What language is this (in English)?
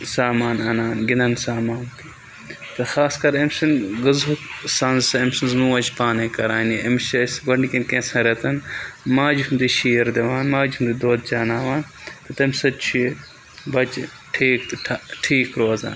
Kashmiri